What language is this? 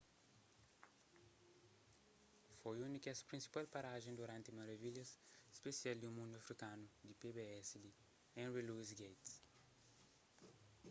Kabuverdianu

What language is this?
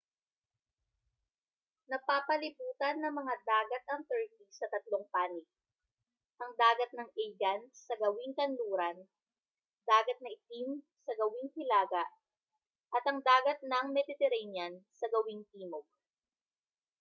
Filipino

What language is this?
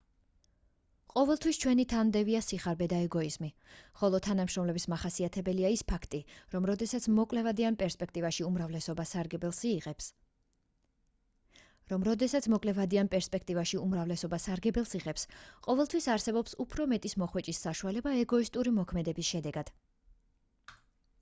Georgian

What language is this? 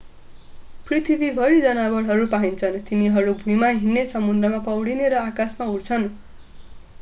Nepali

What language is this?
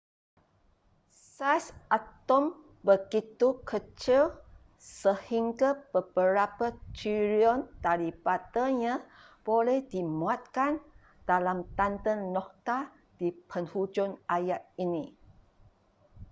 Malay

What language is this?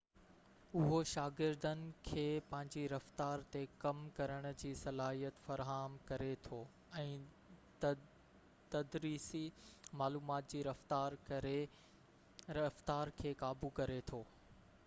Sindhi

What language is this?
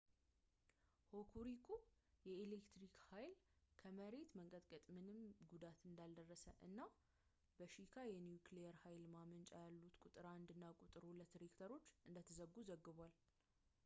Amharic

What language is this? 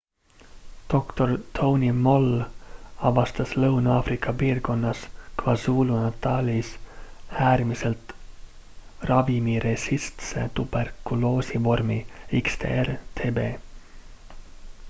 Estonian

